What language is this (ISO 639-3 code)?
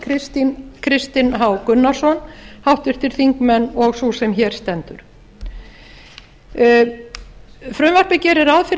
isl